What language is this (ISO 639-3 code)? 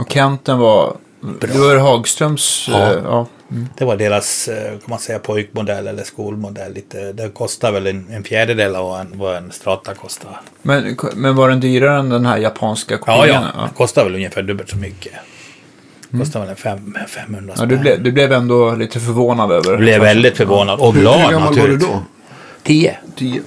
swe